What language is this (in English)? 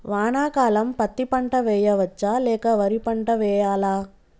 Telugu